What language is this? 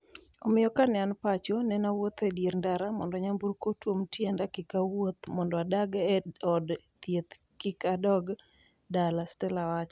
Luo (Kenya and Tanzania)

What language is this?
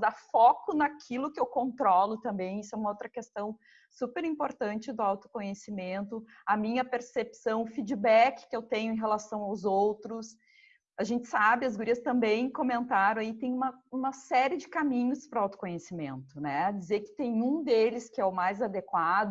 Portuguese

